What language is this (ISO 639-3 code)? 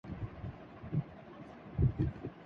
urd